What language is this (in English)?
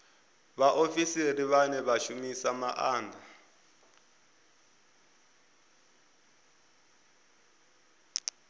Venda